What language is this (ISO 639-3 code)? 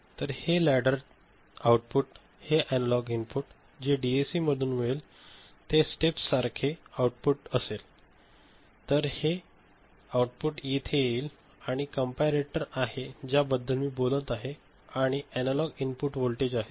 mar